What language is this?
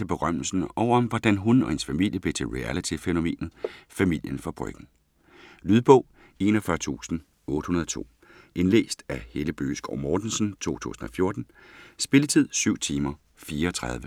Danish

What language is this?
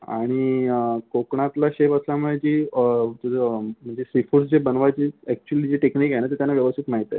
Marathi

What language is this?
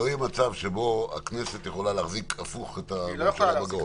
Hebrew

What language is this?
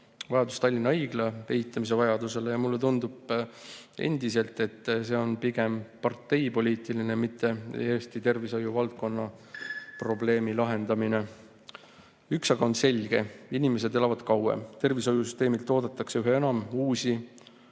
Estonian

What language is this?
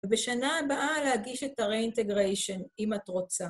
Hebrew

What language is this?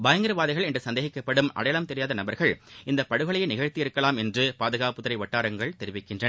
Tamil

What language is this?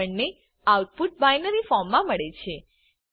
Gujarati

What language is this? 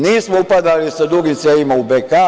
Serbian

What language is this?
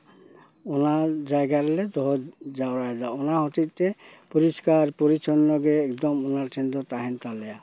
Santali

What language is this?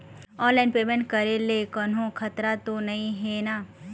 Chhattisgarhi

